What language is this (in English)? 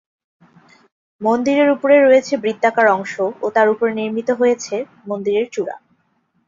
Bangla